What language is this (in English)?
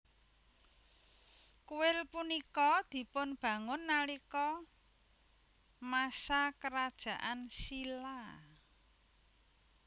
Javanese